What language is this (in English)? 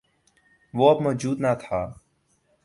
Urdu